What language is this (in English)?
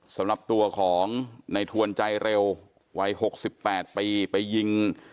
Thai